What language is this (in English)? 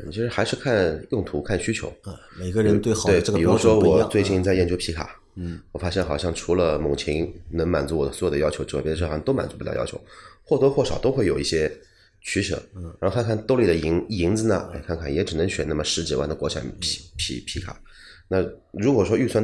Chinese